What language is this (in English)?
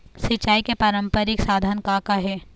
Chhattisgarhi